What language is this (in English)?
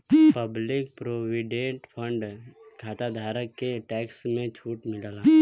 Bhojpuri